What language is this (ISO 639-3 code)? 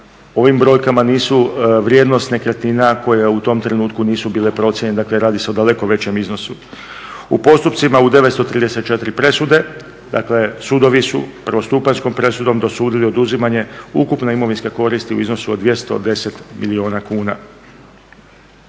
hrv